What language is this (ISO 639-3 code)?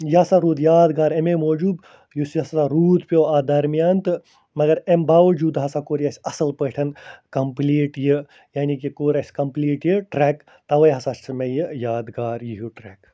kas